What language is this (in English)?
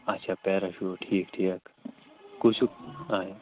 Kashmiri